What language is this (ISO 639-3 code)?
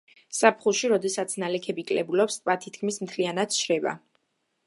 kat